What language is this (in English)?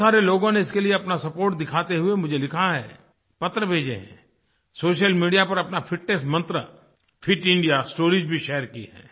Hindi